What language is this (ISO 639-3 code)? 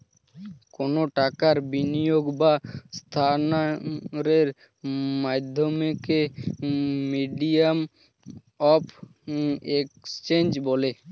ben